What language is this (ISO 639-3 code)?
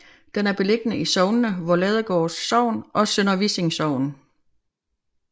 dan